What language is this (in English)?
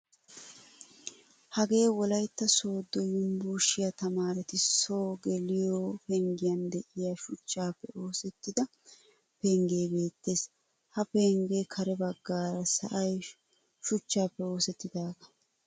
Wolaytta